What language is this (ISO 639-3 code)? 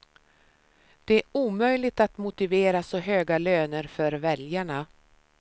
swe